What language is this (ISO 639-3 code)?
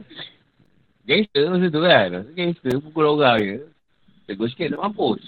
msa